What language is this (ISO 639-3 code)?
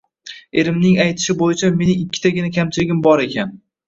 uzb